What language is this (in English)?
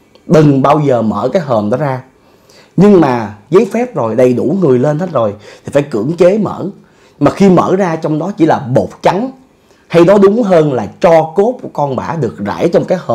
Vietnamese